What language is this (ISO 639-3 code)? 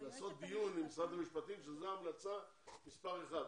heb